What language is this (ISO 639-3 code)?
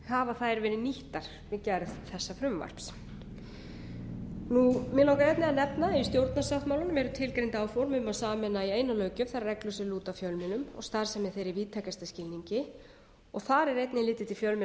isl